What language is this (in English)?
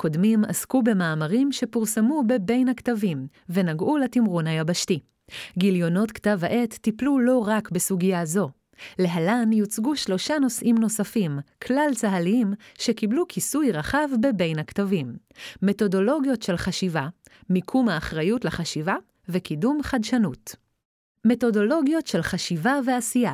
Hebrew